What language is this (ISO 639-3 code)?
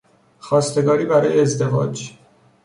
fas